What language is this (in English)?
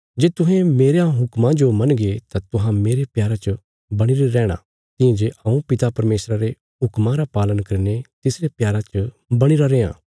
Bilaspuri